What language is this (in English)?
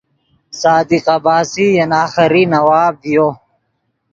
Yidgha